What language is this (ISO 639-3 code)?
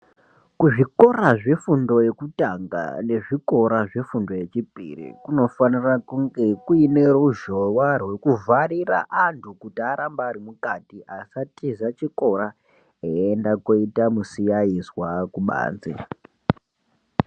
ndc